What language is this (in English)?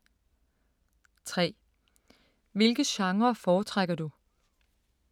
Danish